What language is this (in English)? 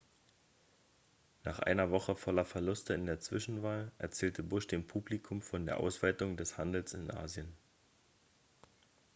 German